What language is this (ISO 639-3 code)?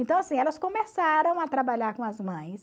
por